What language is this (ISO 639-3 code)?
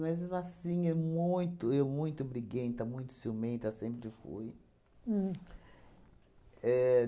por